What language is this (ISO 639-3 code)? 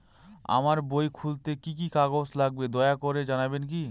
ben